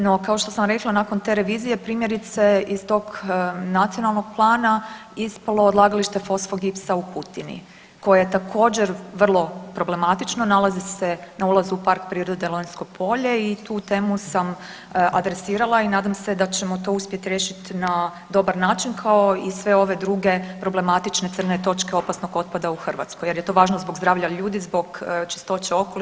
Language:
Croatian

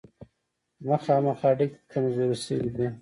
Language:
Pashto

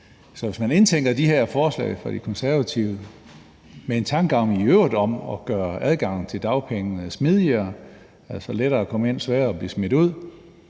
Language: Danish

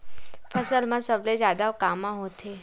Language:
Chhattisgarhi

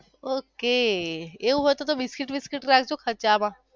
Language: Gujarati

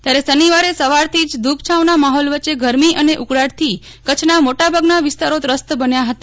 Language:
Gujarati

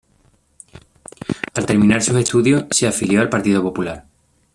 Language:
Spanish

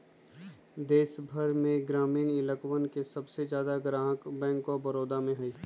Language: Magahi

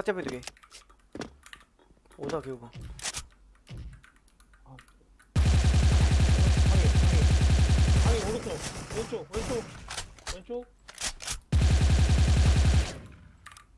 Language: Korean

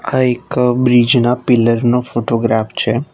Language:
Gujarati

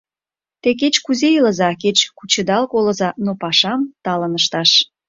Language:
Mari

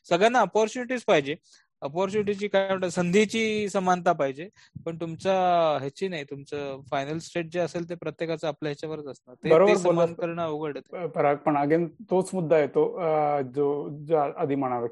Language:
Marathi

